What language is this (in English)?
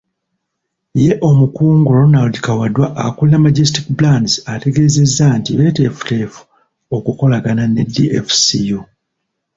Ganda